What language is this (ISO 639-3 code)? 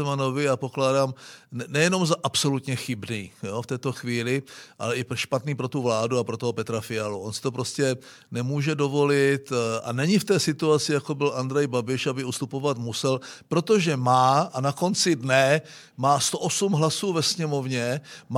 ces